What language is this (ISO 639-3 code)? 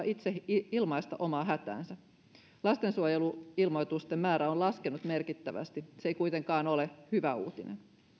fin